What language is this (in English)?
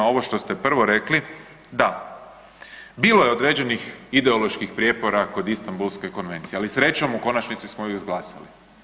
Croatian